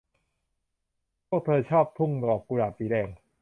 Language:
Thai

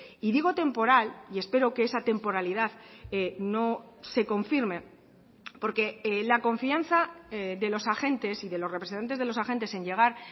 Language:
Spanish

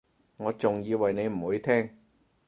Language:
Cantonese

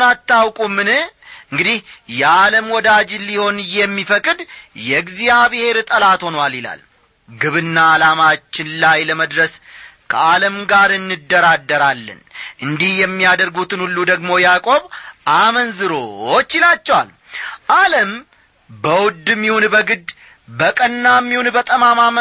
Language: Amharic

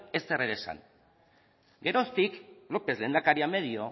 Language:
Basque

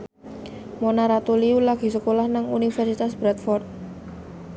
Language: Javanese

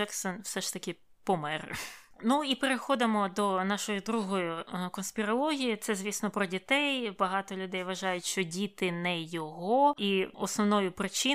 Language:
Ukrainian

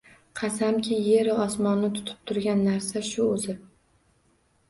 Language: Uzbek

